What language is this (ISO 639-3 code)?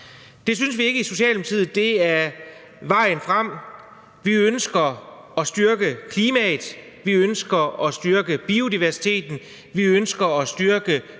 dan